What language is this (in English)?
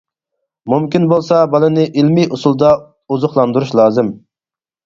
Uyghur